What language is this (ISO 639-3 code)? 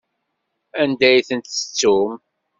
kab